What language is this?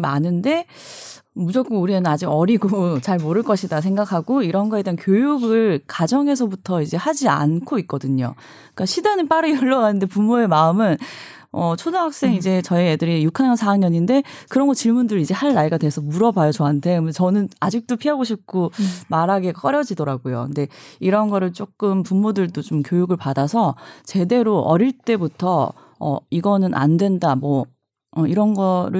Korean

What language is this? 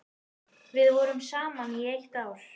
Icelandic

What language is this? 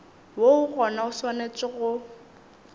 Northern Sotho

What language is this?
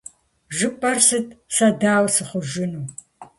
Kabardian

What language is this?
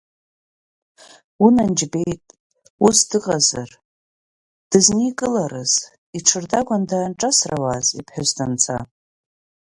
Abkhazian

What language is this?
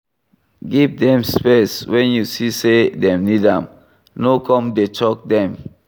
Nigerian Pidgin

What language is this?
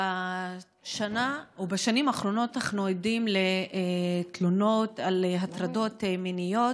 Hebrew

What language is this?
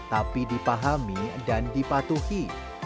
Indonesian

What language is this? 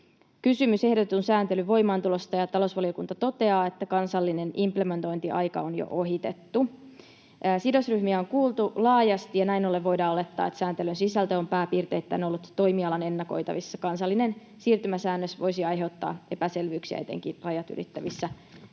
Finnish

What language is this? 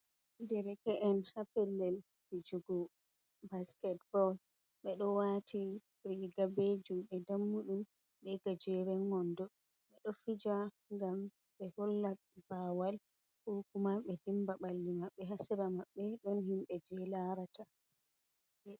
Fula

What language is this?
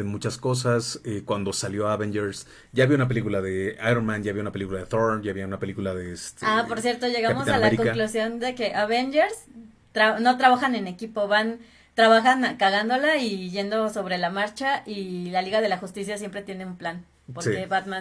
Spanish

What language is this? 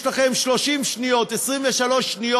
Hebrew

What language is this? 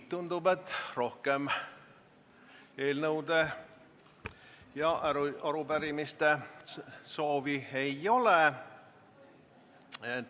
Estonian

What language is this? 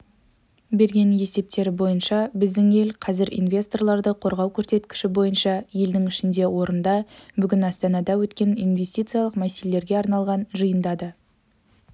Kazakh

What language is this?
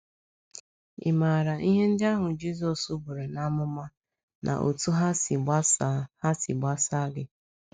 Igbo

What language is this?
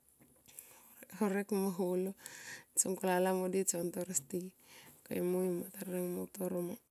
Tomoip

